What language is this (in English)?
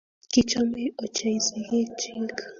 Kalenjin